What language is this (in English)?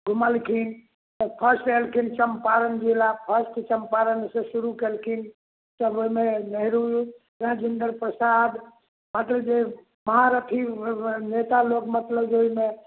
Maithili